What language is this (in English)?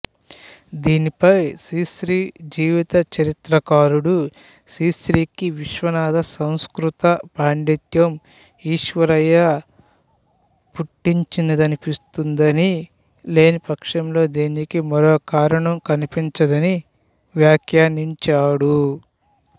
Telugu